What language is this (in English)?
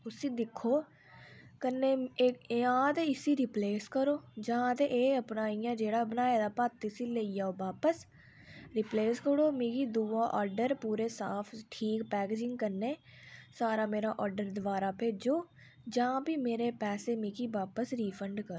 Dogri